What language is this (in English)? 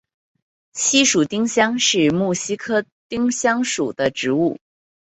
Chinese